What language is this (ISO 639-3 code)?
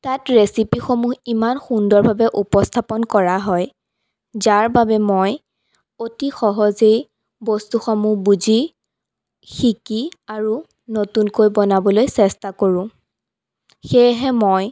asm